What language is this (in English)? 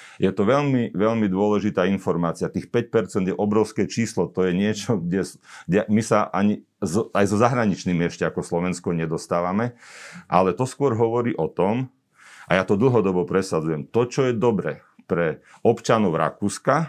Slovak